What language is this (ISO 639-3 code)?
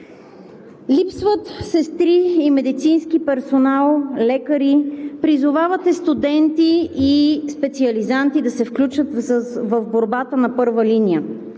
bul